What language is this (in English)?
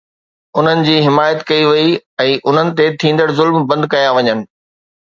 Sindhi